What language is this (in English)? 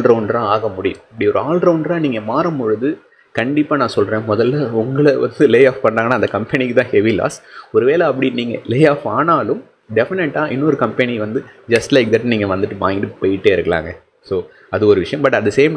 Tamil